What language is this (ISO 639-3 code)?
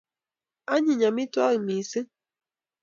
kln